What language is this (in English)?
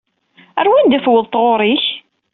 Kabyle